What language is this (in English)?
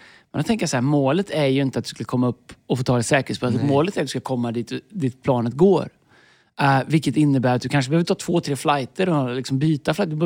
Swedish